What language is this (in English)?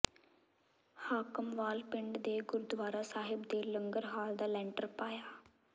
Punjabi